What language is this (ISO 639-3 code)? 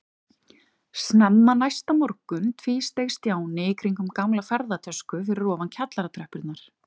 isl